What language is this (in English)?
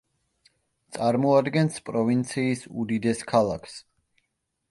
Georgian